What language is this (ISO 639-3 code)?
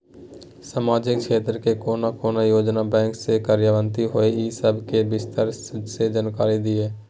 mai